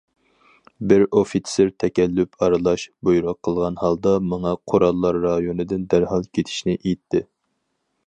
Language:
Uyghur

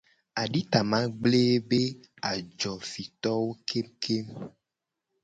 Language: Gen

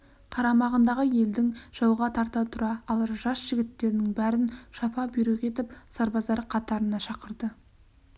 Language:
Kazakh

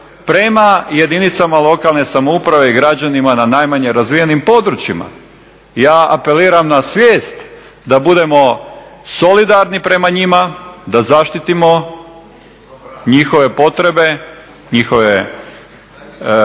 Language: Croatian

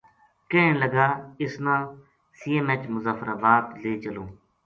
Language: Gujari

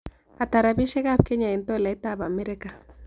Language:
Kalenjin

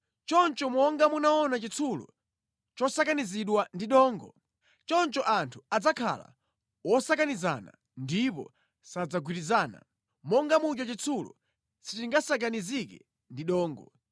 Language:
Nyanja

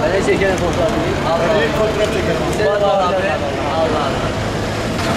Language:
Turkish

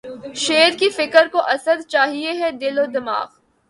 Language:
Urdu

